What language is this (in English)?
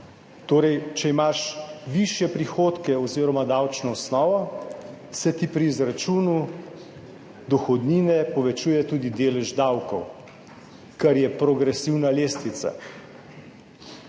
Slovenian